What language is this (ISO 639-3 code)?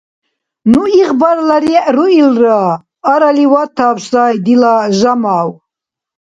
dar